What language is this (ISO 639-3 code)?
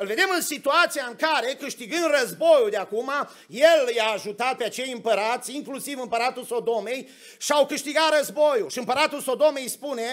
ron